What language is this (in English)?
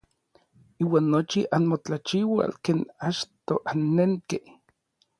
Orizaba Nahuatl